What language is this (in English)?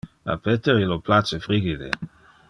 Interlingua